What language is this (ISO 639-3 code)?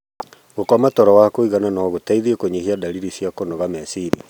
kik